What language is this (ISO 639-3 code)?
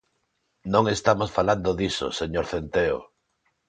glg